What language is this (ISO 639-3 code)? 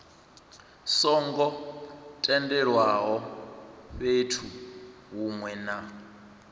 ven